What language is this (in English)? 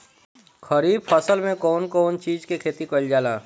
Bhojpuri